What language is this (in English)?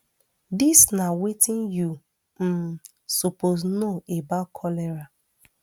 Nigerian Pidgin